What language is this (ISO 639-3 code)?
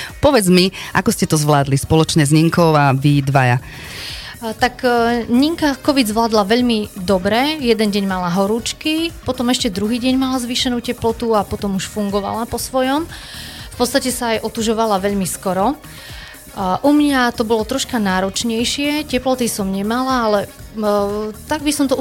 slk